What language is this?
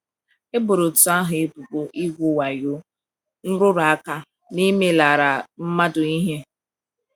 Igbo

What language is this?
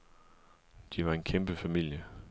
Danish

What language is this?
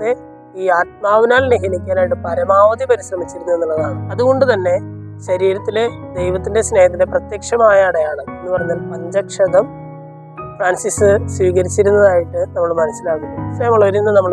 Malayalam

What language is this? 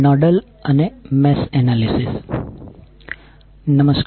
Gujarati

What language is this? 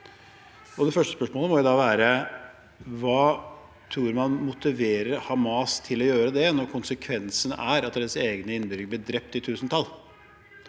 Norwegian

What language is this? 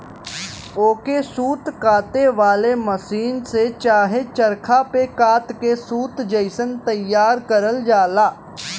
Bhojpuri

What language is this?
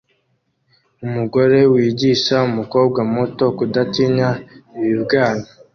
Kinyarwanda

